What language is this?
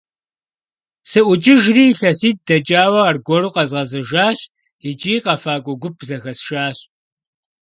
Kabardian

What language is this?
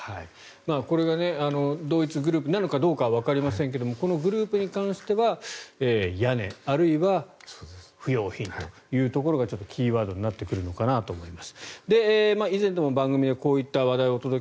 Japanese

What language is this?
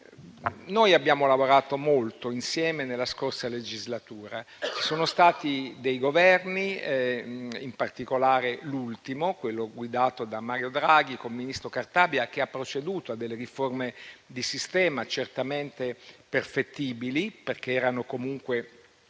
Italian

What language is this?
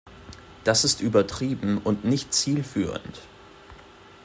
German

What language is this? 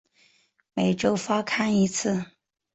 Chinese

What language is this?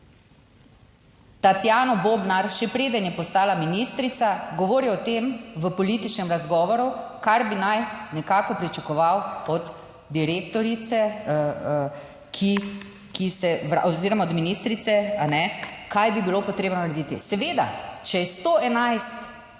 Slovenian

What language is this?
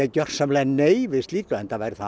Icelandic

